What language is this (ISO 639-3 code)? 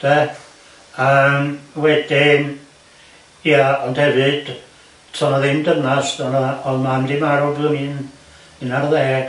cym